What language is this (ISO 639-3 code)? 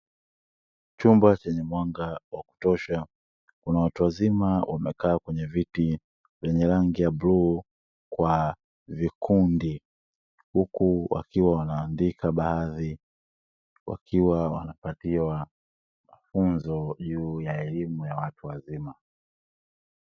swa